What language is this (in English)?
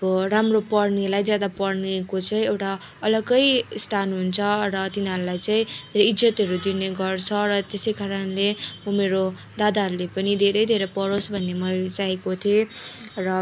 Nepali